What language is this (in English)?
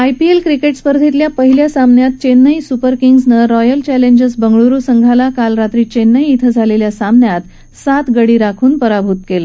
Marathi